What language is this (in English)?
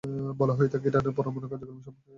Bangla